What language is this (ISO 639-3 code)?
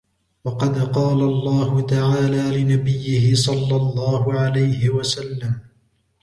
ara